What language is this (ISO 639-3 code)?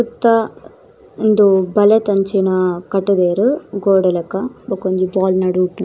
tcy